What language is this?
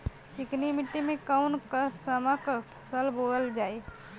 Bhojpuri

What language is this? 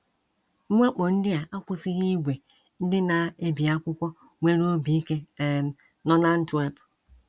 Igbo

